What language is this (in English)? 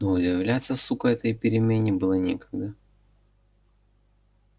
Russian